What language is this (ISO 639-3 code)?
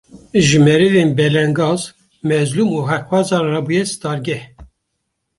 kur